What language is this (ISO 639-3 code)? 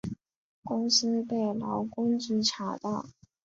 zho